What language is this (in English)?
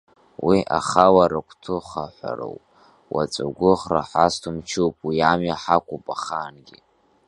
Abkhazian